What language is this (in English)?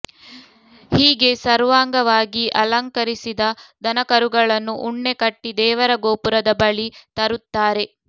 Kannada